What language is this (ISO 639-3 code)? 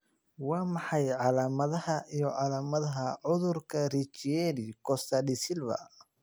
som